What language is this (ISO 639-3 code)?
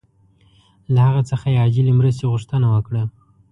pus